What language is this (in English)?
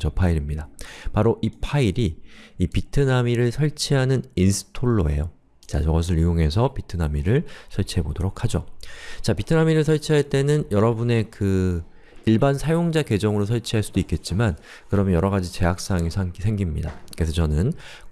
Korean